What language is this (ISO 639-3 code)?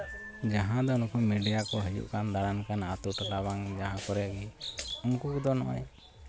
sat